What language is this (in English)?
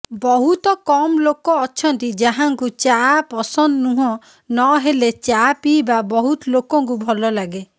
Odia